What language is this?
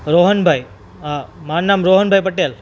Gujarati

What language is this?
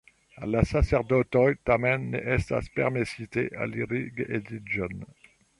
Esperanto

